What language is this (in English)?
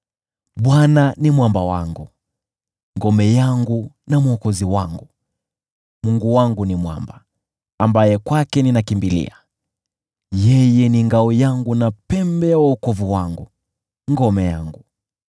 Swahili